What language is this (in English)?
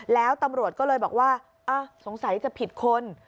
Thai